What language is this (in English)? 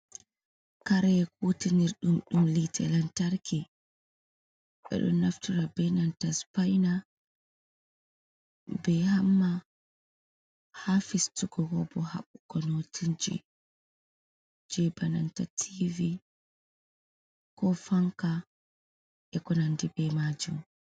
Fula